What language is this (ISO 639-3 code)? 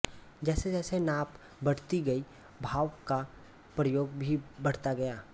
hin